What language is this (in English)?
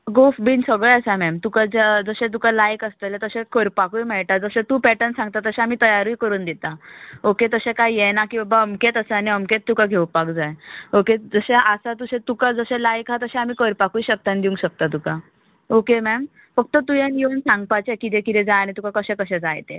Konkani